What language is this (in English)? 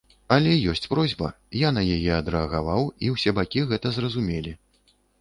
Belarusian